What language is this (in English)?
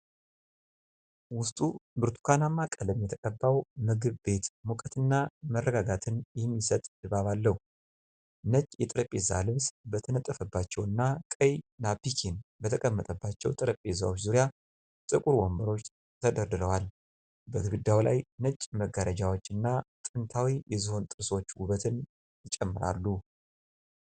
Amharic